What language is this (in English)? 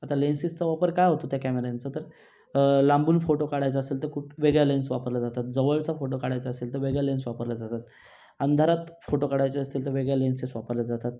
Marathi